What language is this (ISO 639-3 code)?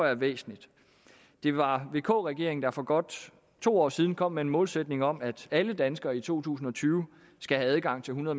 dan